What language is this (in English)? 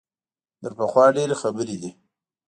Pashto